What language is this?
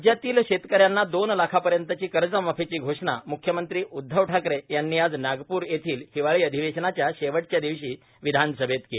Marathi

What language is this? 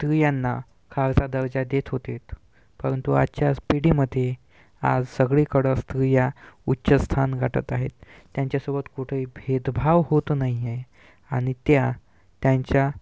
Marathi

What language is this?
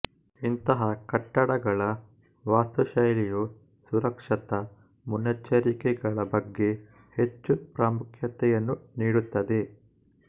Kannada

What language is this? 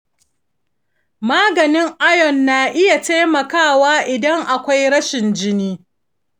Hausa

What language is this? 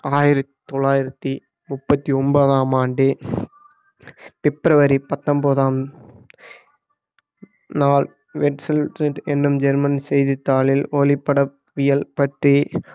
Tamil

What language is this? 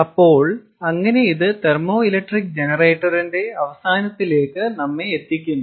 Malayalam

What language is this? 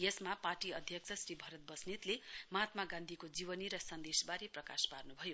Nepali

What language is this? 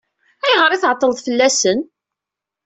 Kabyle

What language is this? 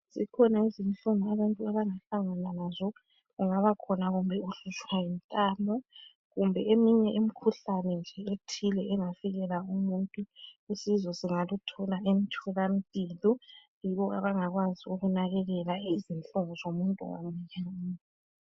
North Ndebele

